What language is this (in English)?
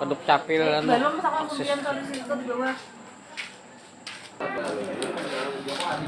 Indonesian